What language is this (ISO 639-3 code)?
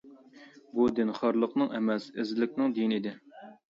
uig